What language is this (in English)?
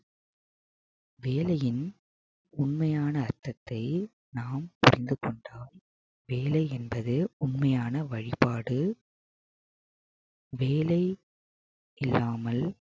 Tamil